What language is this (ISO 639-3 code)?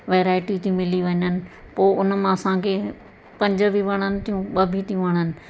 snd